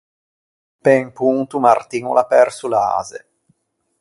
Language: Ligurian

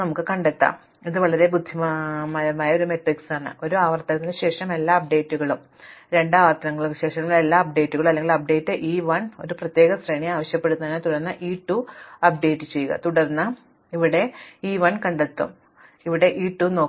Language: Malayalam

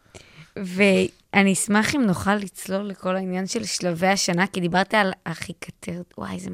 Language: Hebrew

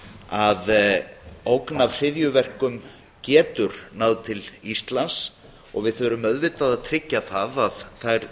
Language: Icelandic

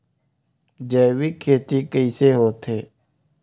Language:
Chhattisgarhi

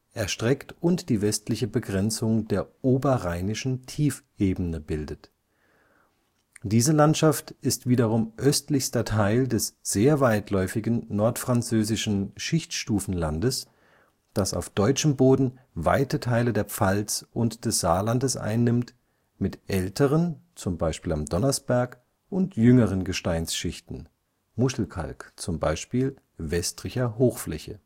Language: German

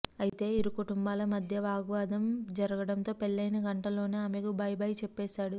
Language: Telugu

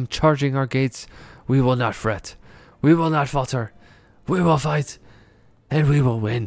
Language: English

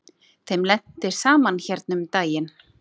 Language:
Icelandic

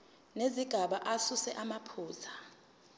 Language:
Zulu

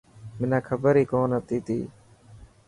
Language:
Dhatki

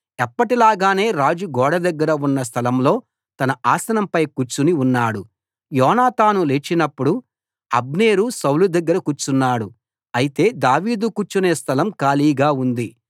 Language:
Telugu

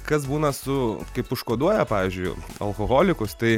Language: Lithuanian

